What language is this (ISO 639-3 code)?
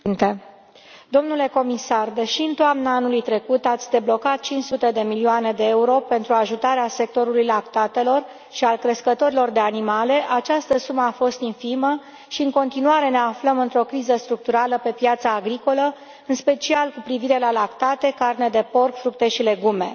ron